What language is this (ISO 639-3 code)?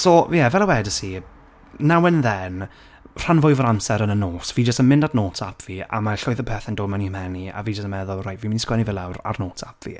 cym